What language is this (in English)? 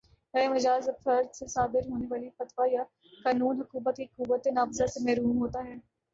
Urdu